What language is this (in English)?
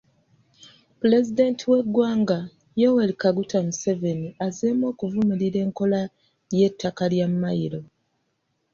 Ganda